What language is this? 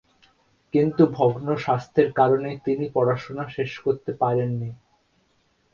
Bangla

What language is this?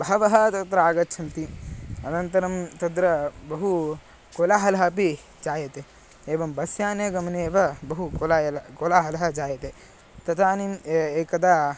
Sanskrit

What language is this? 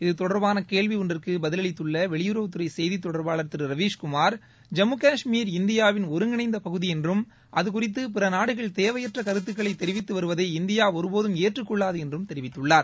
Tamil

